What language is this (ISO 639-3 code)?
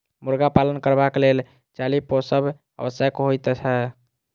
mai